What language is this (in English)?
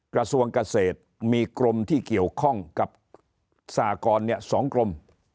Thai